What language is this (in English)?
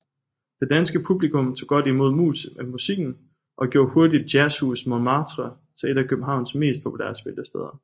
Danish